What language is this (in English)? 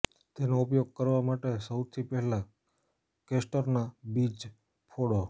Gujarati